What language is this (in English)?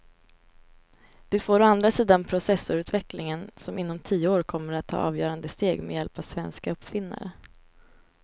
Swedish